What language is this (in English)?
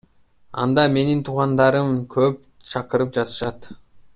Kyrgyz